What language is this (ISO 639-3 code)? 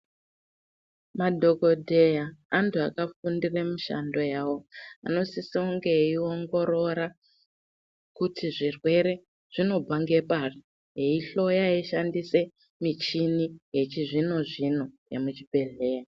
ndc